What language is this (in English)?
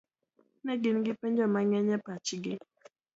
Luo (Kenya and Tanzania)